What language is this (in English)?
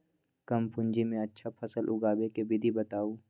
Magahi